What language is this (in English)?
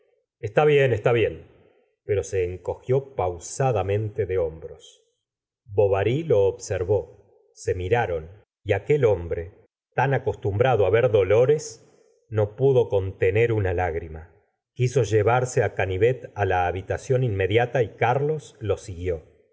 Spanish